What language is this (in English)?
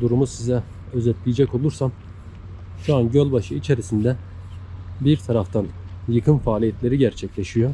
Turkish